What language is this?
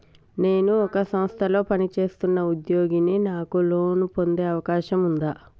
Telugu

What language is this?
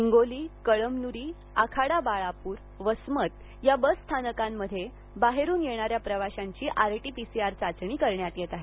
Marathi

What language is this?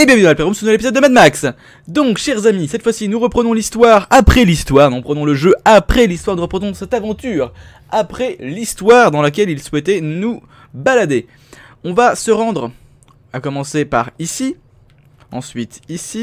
French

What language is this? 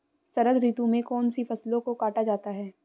Hindi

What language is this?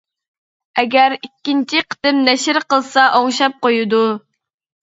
Uyghur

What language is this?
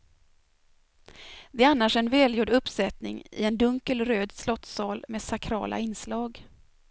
Swedish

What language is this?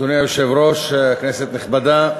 Hebrew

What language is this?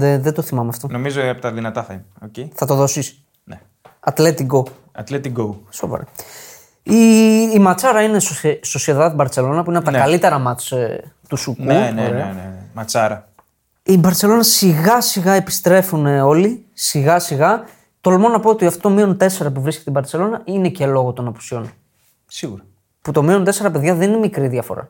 Greek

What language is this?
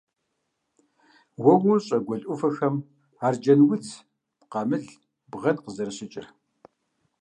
Kabardian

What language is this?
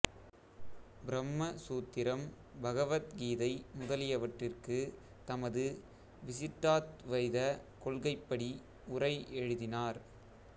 Tamil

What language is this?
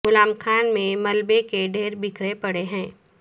Urdu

